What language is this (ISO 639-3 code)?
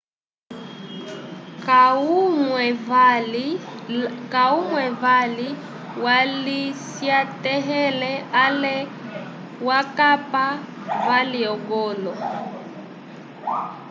umb